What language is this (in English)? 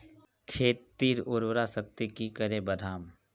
Magahi